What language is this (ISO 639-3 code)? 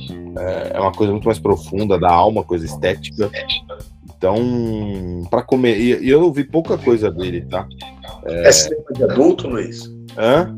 por